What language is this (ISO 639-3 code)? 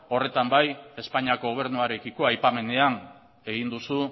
eus